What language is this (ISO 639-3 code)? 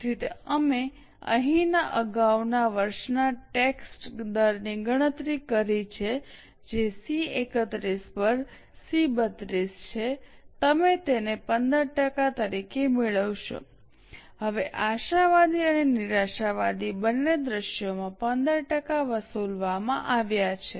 guj